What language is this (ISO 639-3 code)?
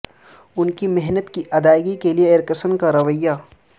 urd